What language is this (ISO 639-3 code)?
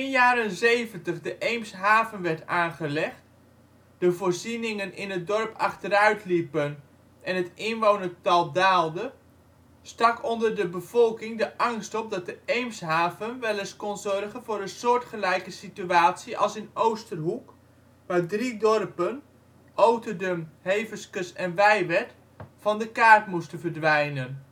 nld